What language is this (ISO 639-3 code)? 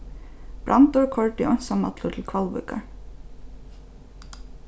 fao